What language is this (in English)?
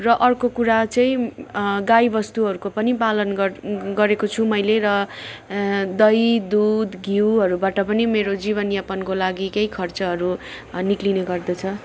Nepali